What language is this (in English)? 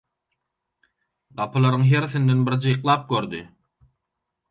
Turkmen